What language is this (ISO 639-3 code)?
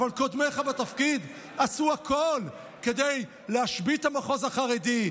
heb